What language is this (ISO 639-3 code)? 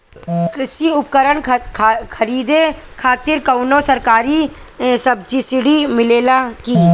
bho